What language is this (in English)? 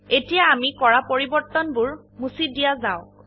Assamese